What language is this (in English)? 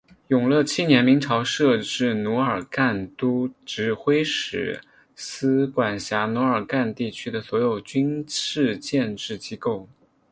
Chinese